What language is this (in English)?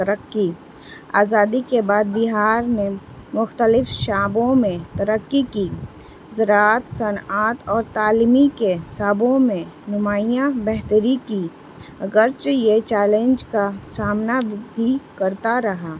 Urdu